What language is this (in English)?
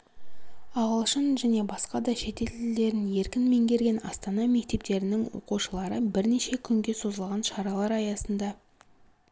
Kazakh